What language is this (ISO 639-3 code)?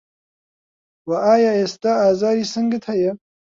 ckb